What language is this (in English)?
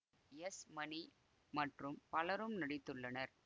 Tamil